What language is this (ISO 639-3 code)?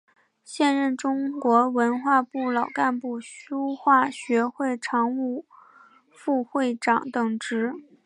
zho